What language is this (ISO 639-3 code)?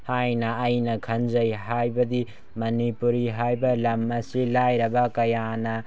mni